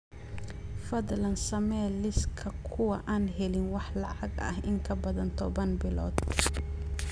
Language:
Somali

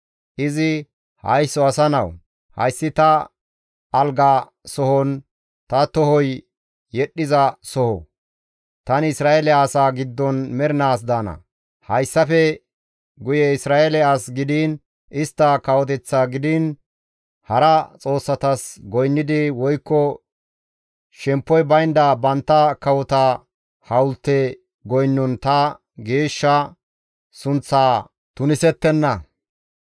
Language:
Gamo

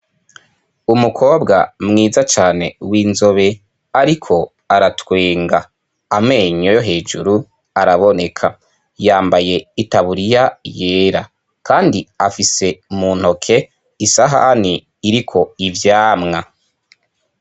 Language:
Rundi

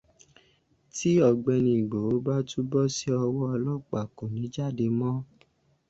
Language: Yoruba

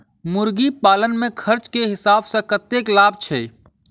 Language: Maithili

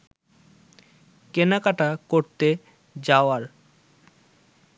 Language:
Bangla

